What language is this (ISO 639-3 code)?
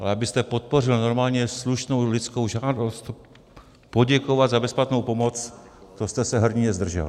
ces